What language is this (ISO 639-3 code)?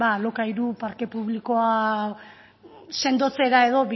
eus